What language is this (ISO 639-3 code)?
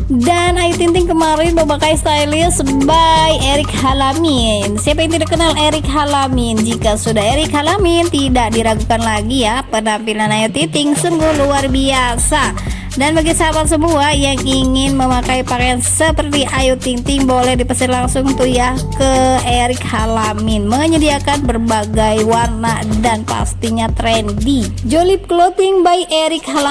ind